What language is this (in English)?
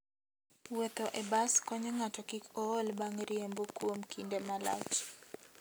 Luo (Kenya and Tanzania)